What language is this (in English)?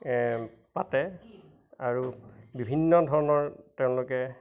Assamese